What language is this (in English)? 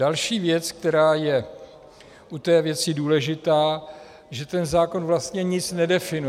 Czech